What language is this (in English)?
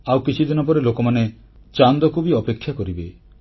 Odia